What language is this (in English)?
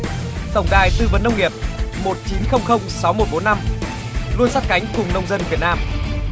Vietnamese